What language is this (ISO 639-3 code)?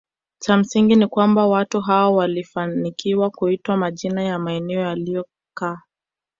swa